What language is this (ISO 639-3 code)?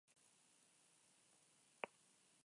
eus